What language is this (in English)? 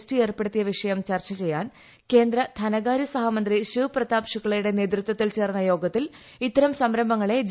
Malayalam